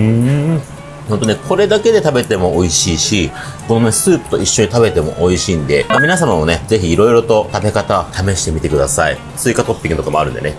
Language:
Japanese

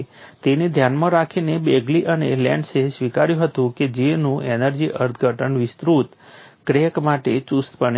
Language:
Gujarati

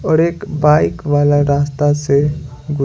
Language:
Hindi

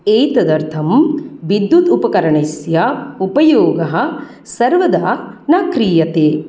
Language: Sanskrit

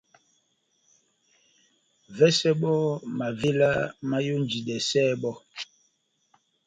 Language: Batanga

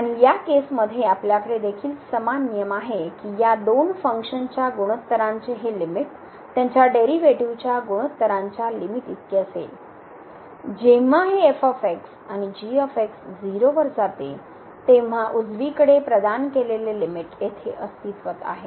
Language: Marathi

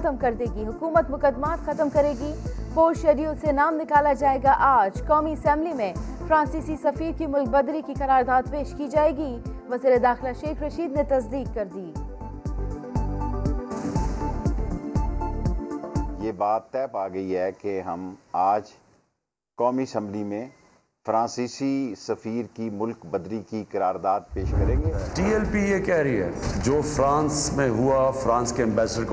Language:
Urdu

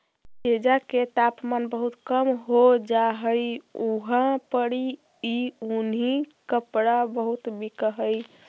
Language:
Magahi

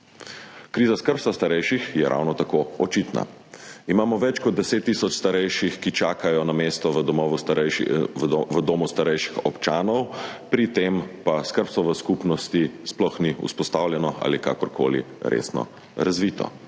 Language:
Slovenian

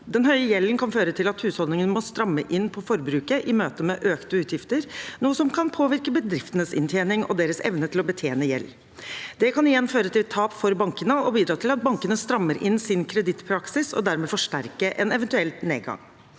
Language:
Norwegian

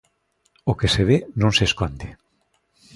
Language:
Galician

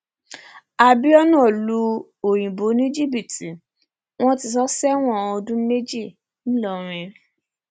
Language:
Yoruba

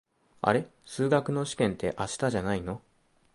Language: Japanese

